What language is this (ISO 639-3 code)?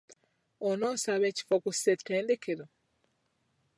lug